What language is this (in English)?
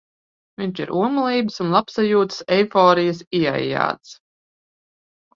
Latvian